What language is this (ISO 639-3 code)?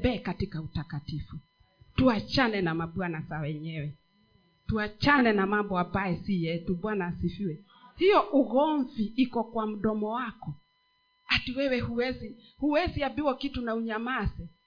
swa